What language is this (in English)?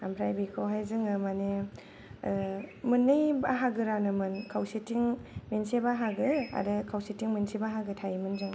Bodo